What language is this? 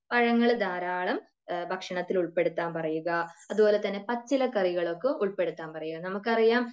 Malayalam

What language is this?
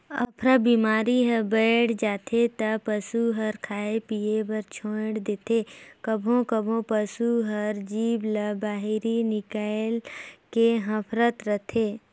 Chhattisgarhi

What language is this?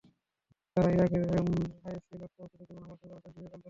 Bangla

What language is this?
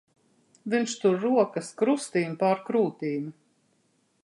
Latvian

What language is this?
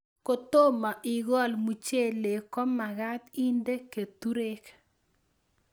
Kalenjin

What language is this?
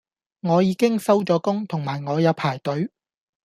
Cantonese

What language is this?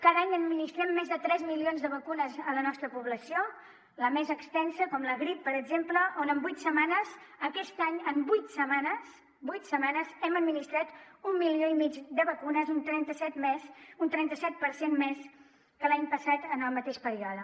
Catalan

